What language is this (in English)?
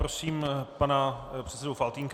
Czech